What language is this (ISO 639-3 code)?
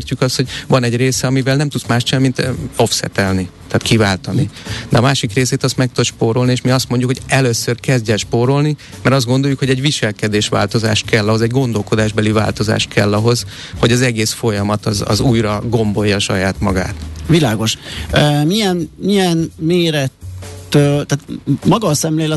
hun